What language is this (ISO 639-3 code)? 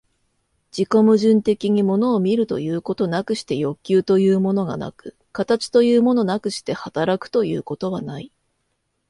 jpn